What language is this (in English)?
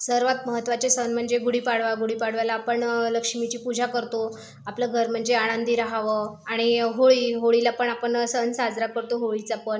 Marathi